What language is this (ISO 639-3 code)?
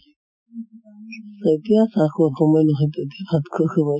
asm